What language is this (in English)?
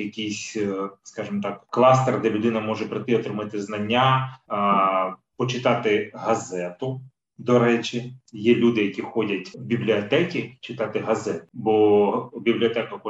Ukrainian